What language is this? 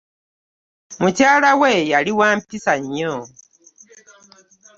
Ganda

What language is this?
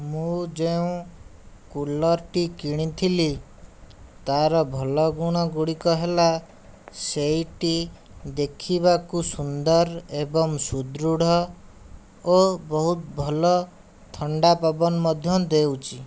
Odia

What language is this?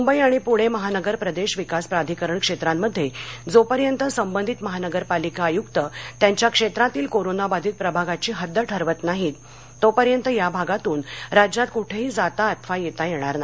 Marathi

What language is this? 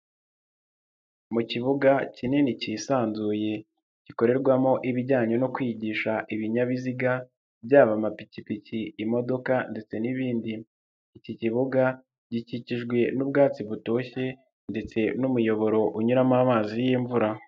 Kinyarwanda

